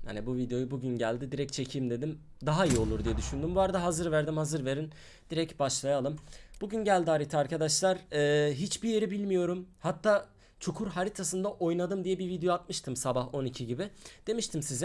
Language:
Turkish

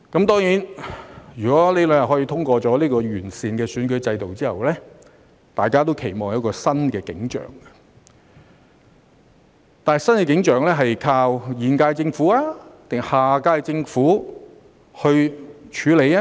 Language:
Cantonese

